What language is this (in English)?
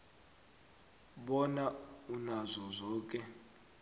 South Ndebele